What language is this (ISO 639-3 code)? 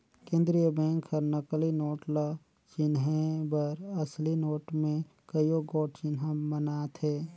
hne